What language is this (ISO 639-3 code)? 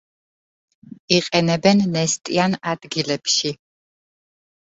kat